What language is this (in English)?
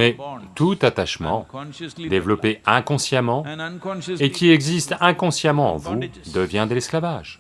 French